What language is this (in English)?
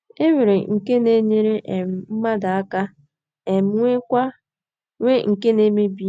Igbo